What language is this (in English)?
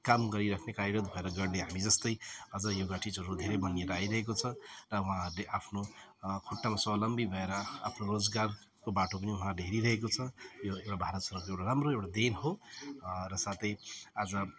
Nepali